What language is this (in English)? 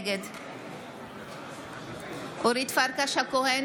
Hebrew